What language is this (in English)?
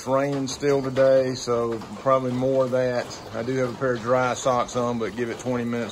English